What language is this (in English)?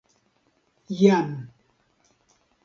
Esperanto